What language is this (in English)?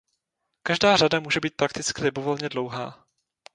Czech